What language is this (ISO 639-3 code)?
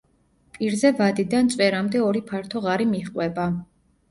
kat